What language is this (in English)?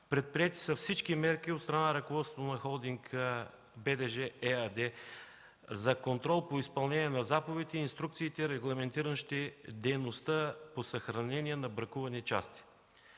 Bulgarian